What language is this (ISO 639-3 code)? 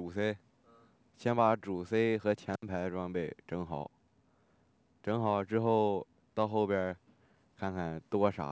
zho